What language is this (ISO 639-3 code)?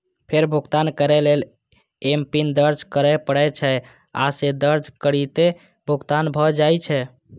mai